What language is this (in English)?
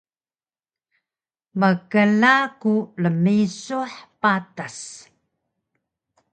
Taroko